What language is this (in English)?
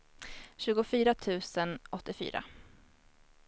Swedish